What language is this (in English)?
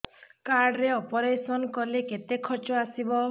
Odia